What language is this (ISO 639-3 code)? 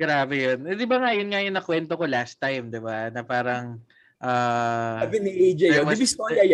fil